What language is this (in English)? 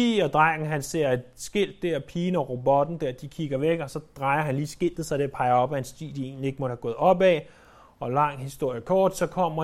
Danish